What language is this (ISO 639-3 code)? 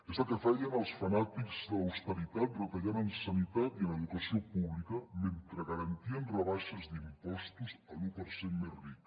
cat